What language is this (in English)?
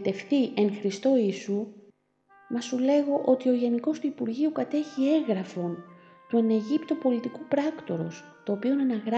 Greek